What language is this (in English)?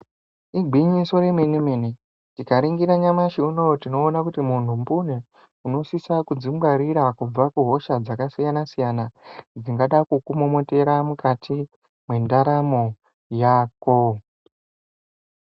Ndau